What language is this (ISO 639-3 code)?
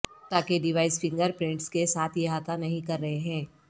urd